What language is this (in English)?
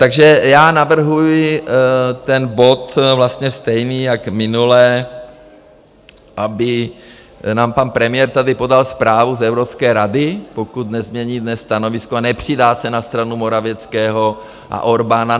Czech